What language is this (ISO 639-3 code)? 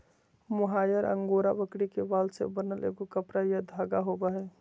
mag